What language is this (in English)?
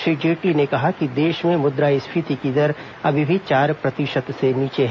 Hindi